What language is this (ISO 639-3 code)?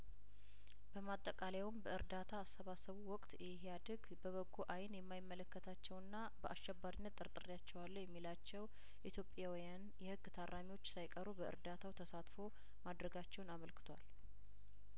amh